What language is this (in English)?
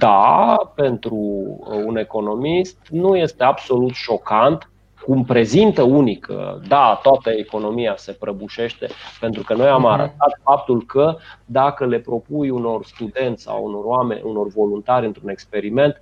Romanian